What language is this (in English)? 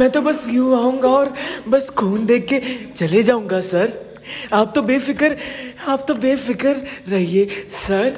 Hindi